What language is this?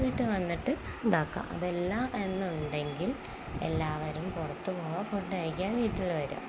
Malayalam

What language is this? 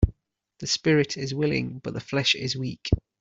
English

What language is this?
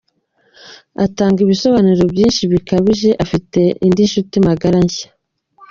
Kinyarwanda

